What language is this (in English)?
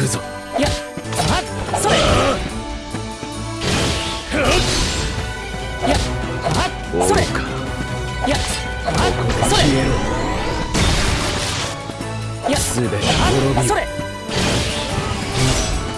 Japanese